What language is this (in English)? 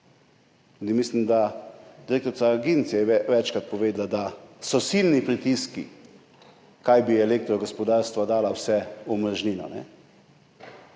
Slovenian